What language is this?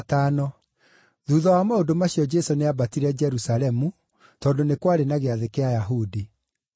Kikuyu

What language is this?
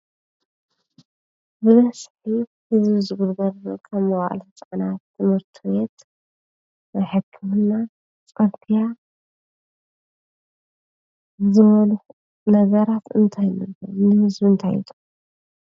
Tigrinya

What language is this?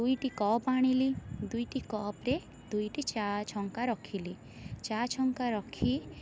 Odia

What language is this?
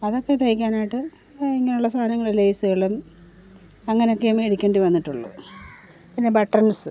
Malayalam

